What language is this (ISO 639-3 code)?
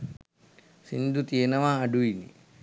sin